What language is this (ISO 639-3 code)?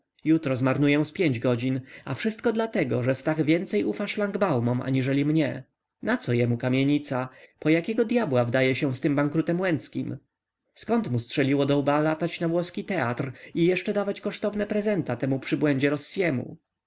pol